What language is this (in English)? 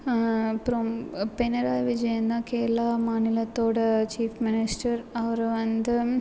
Tamil